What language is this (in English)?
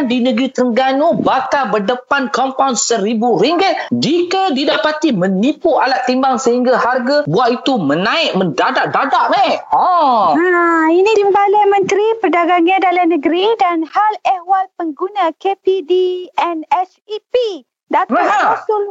Malay